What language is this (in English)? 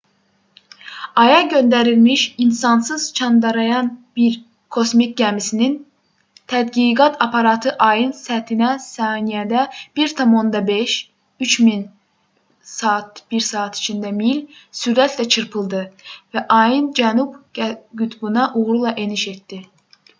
Azerbaijani